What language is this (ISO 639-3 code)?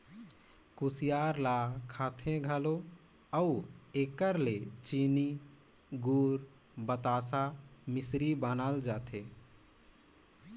hne